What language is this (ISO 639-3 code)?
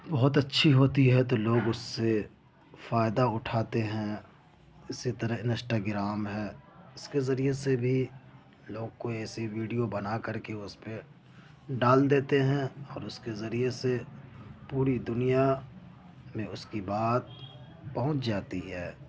urd